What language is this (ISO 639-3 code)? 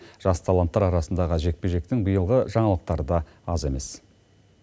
kaz